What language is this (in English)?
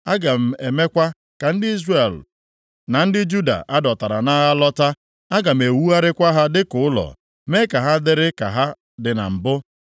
Igbo